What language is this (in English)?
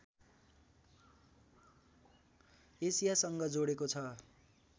Nepali